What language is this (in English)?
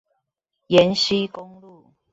Chinese